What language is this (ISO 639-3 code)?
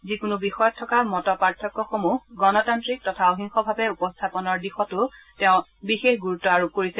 asm